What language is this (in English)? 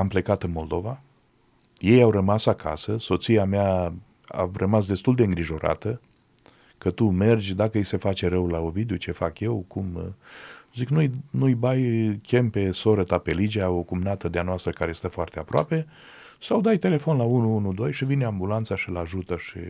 Romanian